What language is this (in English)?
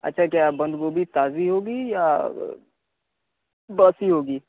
Urdu